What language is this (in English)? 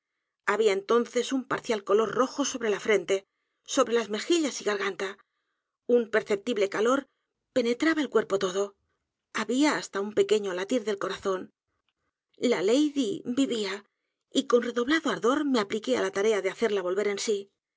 Spanish